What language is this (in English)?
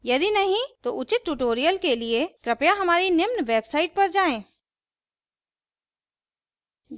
Hindi